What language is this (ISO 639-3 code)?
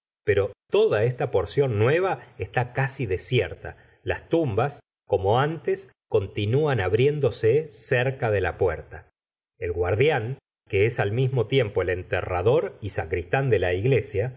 spa